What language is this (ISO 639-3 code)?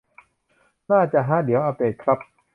tha